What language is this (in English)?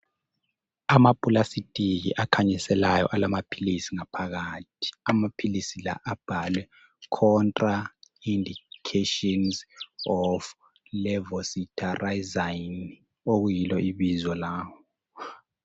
North Ndebele